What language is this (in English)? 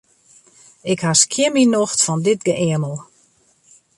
Western Frisian